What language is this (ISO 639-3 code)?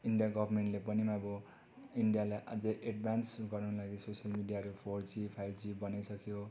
nep